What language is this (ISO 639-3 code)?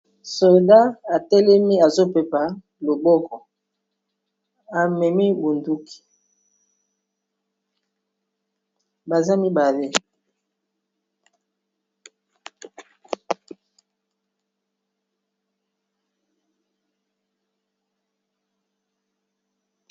lin